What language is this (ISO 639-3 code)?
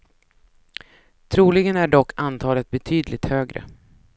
swe